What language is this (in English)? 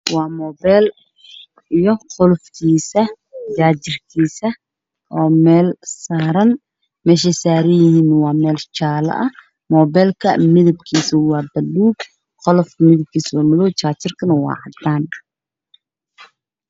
Somali